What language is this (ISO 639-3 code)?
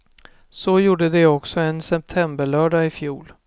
swe